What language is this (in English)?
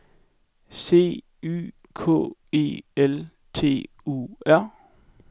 Danish